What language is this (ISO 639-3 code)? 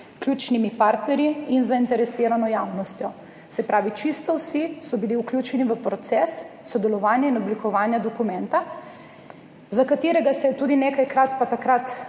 slv